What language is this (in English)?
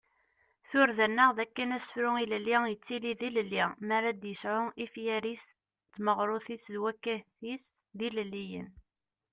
Kabyle